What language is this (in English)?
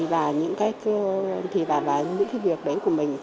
Vietnamese